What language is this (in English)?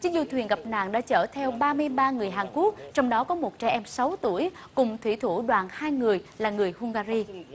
Vietnamese